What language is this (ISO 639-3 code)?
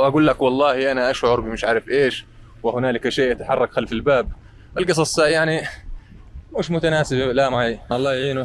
ara